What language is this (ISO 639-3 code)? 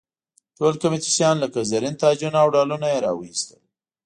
pus